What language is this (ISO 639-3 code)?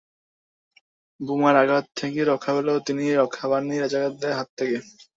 ben